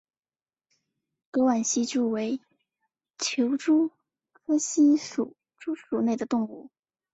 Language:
Chinese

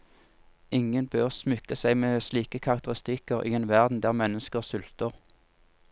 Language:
Norwegian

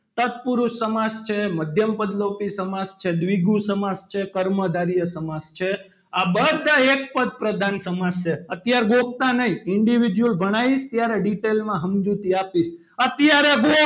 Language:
Gujarati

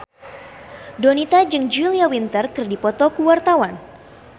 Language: Sundanese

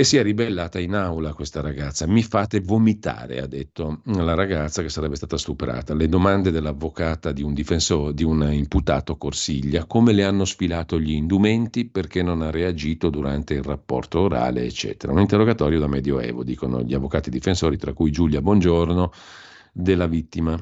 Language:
Italian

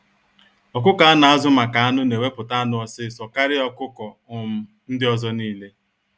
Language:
Igbo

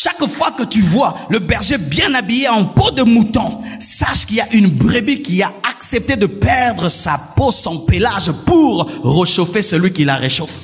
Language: French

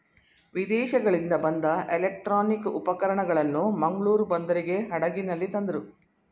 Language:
Kannada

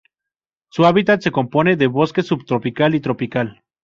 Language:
Spanish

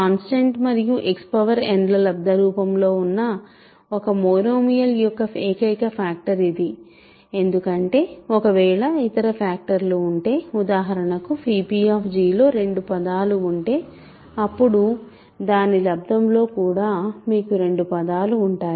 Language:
Telugu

